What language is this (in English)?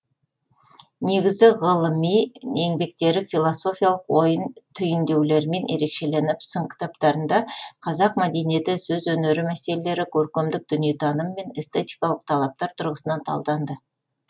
Kazakh